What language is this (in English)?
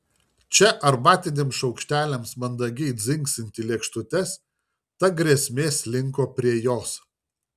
Lithuanian